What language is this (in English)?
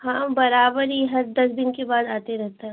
Hindi